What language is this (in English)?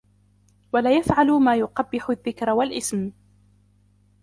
Arabic